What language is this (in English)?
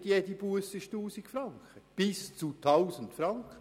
Swiss German